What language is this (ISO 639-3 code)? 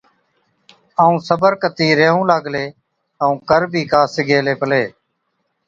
odk